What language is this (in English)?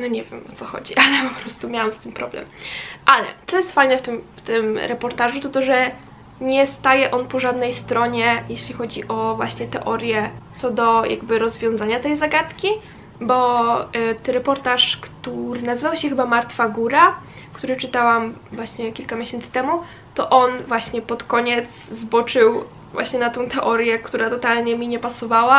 Polish